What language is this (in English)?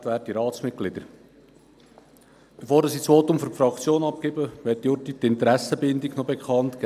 Swiss German